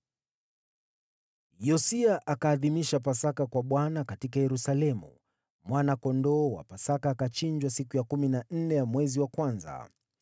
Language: Swahili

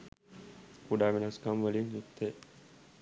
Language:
Sinhala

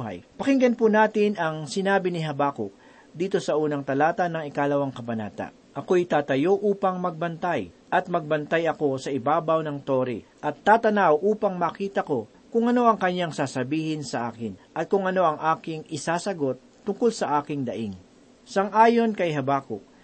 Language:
Filipino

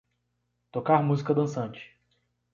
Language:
Portuguese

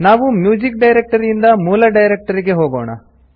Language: Kannada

